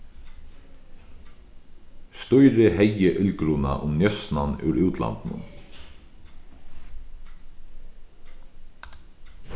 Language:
Faroese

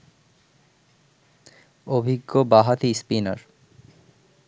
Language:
Bangla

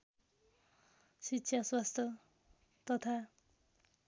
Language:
Nepali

